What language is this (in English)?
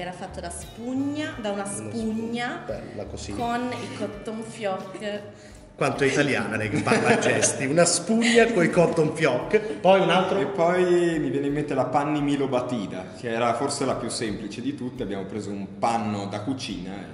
Italian